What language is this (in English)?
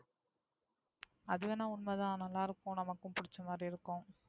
Tamil